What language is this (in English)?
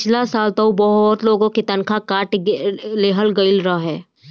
Bhojpuri